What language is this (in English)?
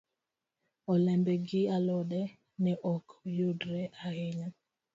Luo (Kenya and Tanzania)